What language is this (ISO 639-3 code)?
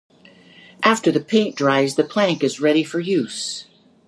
eng